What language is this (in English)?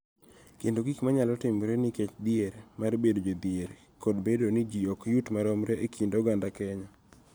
Luo (Kenya and Tanzania)